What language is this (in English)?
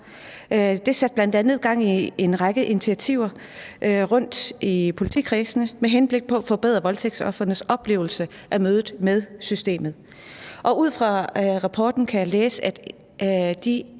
Danish